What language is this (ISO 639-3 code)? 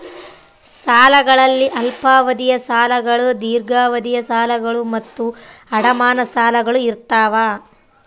kan